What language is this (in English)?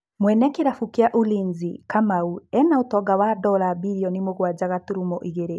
Kikuyu